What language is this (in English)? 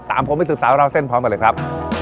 Thai